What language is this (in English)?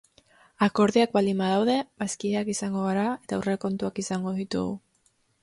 Basque